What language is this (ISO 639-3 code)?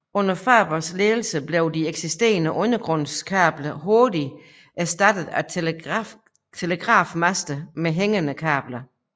dan